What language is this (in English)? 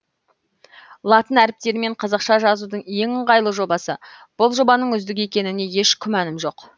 Kazakh